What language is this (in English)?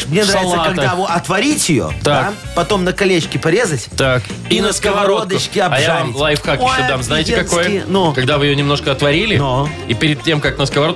Russian